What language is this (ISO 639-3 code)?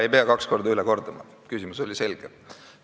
est